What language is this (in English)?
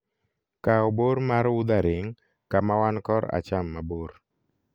Luo (Kenya and Tanzania)